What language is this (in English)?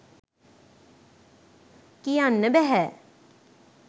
Sinhala